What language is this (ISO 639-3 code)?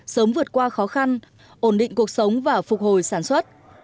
vie